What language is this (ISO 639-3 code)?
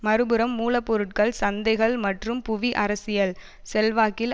tam